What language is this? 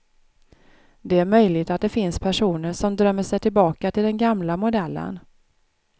Swedish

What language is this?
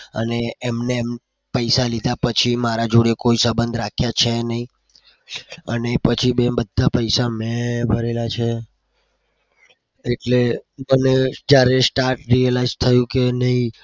Gujarati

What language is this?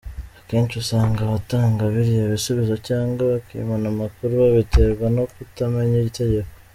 Kinyarwanda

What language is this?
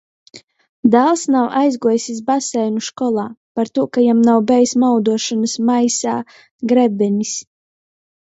Latgalian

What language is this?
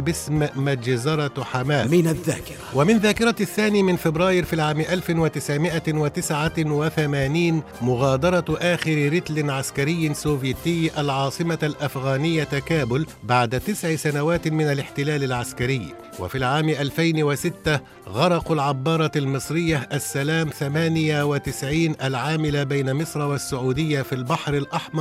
Arabic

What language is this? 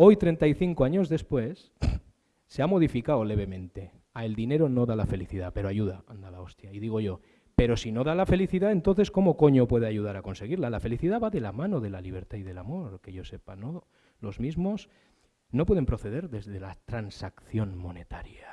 Spanish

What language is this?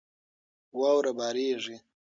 Pashto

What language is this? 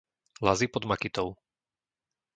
Slovak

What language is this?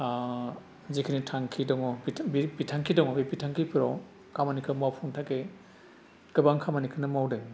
Bodo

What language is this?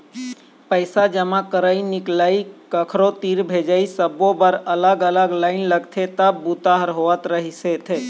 Chhattisgarhi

